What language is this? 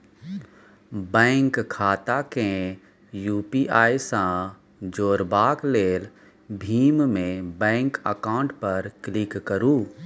Maithili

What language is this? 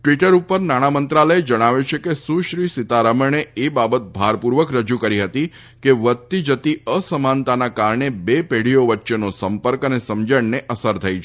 Gujarati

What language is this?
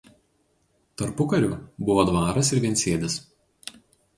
Lithuanian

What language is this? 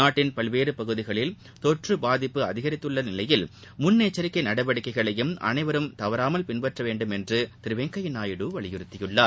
Tamil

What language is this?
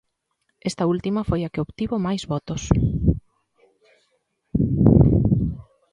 Galician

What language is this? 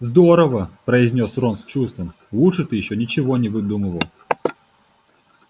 Russian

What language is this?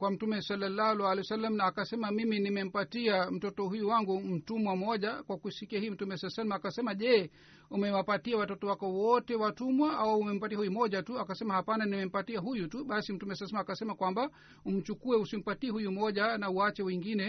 Swahili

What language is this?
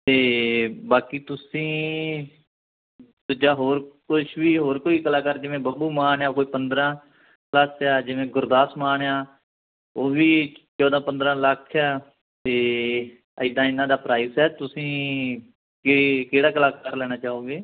Punjabi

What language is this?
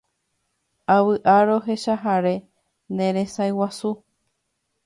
Guarani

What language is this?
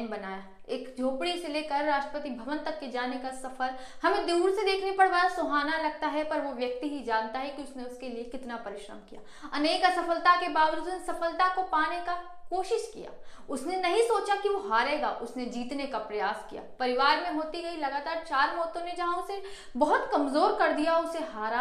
Hindi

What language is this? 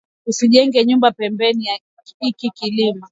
Swahili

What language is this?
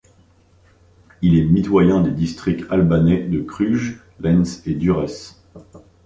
French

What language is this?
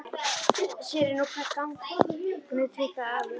Icelandic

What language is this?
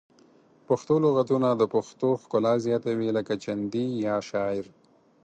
Pashto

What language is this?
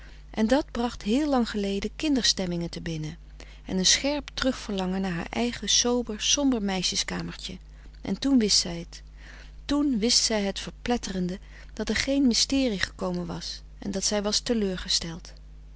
Dutch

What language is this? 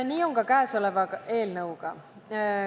Estonian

